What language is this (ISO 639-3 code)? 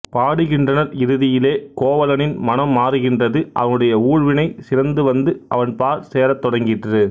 tam